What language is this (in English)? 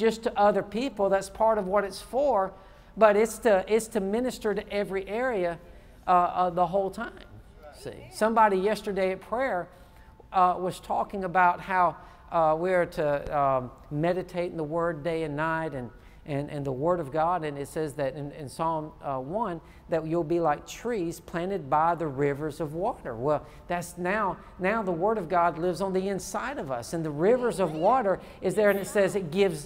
English